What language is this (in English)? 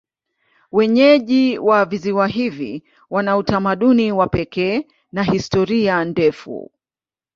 Swahili